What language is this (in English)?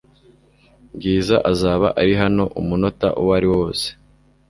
Kinyarwanda